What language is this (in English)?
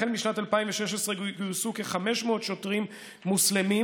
Hebrew